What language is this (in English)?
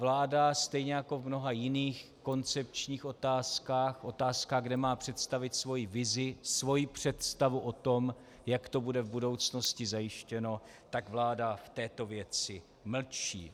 Czech